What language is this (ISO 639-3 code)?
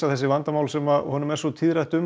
isl